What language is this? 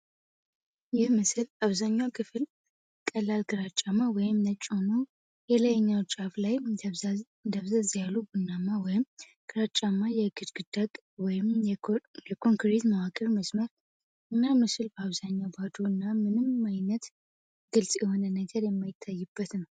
Amharic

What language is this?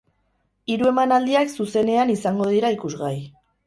Basque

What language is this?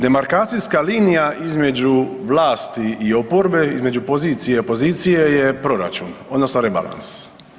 Croatian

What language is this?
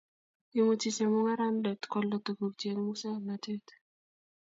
Kalenjin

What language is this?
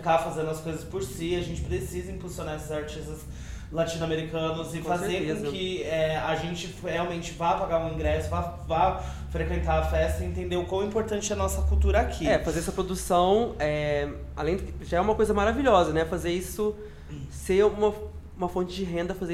Portuguese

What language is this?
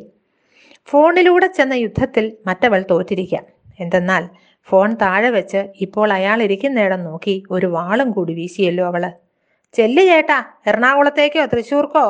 Malayalam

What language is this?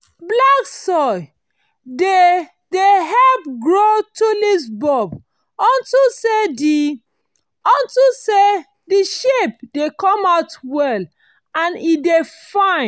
Nigerian Pidgin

